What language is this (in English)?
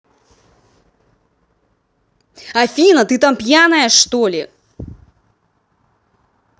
Russian